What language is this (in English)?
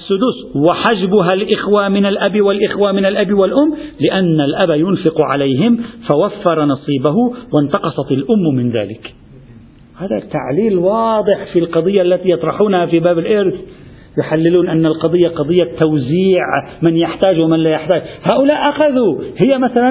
Arabic